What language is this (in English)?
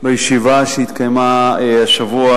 Hebrew